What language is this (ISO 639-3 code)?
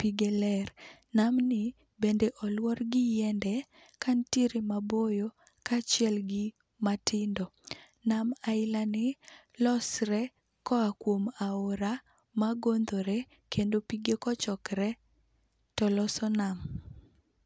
luo